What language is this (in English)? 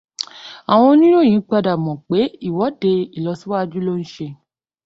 Yoruba